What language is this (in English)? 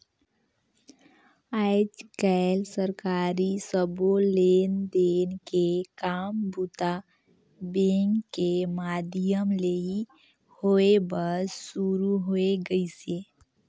Chhattisgarhi